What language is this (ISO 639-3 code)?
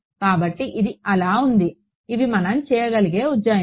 tel